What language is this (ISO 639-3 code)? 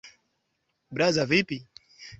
swa